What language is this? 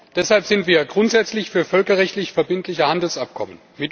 German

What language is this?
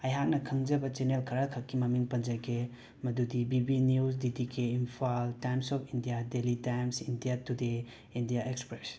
Manipuri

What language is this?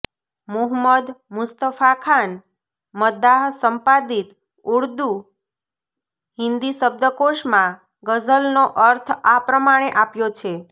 Gujarati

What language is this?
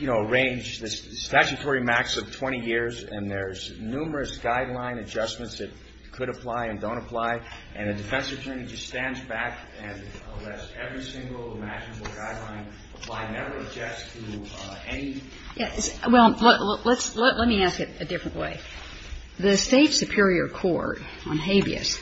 English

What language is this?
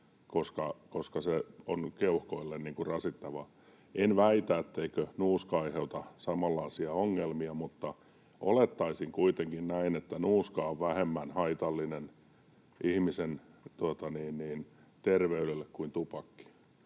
Finnish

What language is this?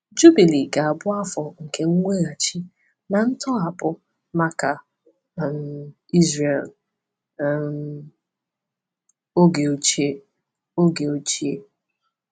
Igbo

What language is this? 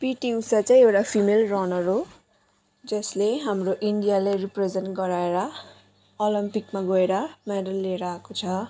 Nepali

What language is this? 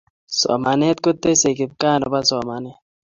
Kalenjin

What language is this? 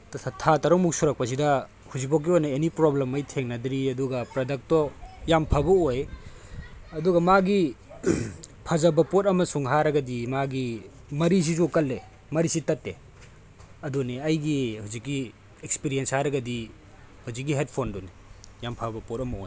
Manipuri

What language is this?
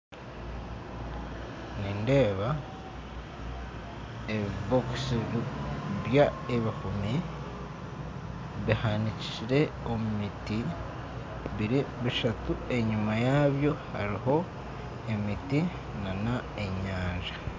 Nyankole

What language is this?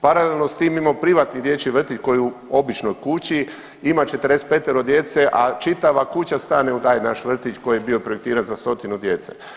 Croatian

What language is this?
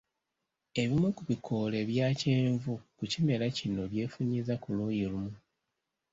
Ganda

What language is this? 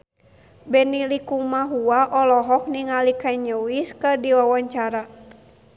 Sundanese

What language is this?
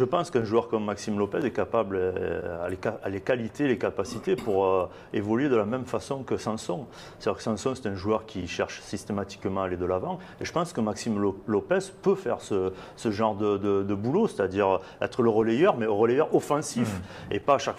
French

